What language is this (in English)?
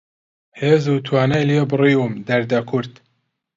Central Kurdish